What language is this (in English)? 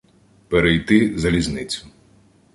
Ukrainian